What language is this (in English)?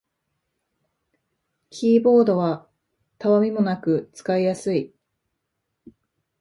Japanese